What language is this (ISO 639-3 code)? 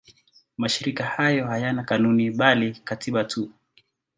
swa